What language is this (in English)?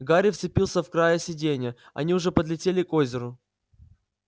Russian